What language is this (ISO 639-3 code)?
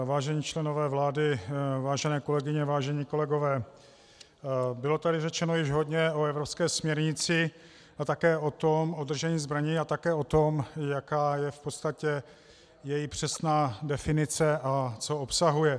ces